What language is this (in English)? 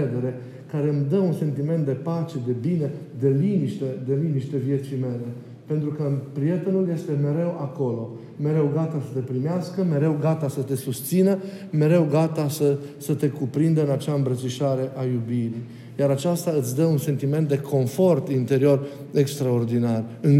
Romanian